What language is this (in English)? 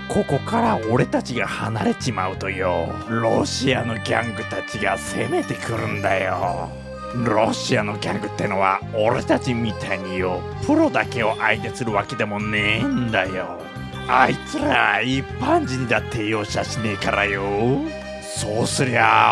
Japanese